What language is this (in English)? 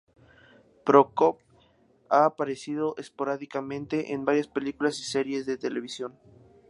Spanish